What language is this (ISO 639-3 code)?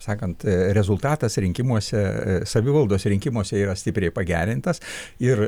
lit